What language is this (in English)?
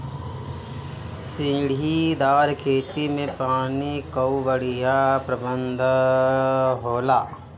Bhojpuri